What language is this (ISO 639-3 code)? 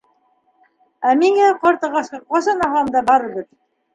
bak